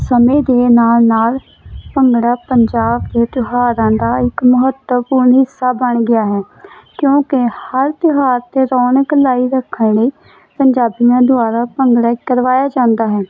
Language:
Punjabi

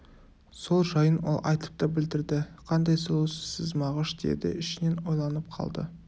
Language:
Kazakh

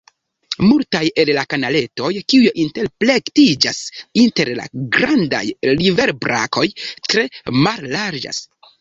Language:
Esperanto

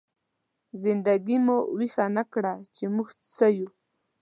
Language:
Pashto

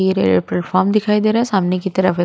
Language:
Hindi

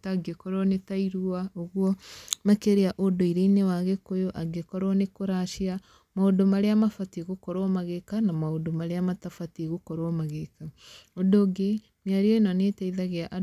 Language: Kikuyu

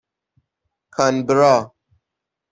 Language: Persian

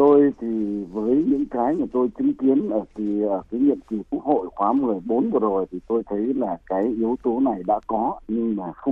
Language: Vietnamese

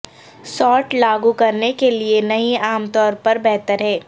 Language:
Urdu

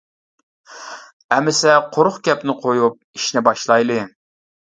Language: Uyghur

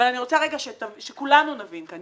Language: Hebrew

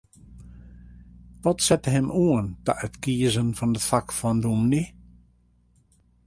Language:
Western Frisian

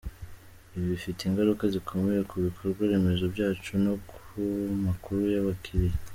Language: Kinyarwanda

